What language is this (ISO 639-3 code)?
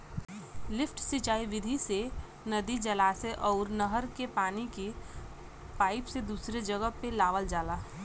bho